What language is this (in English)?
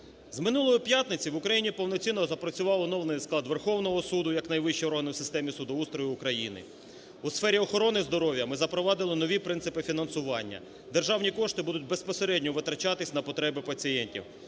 Ukrainian